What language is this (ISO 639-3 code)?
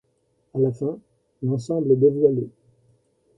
fra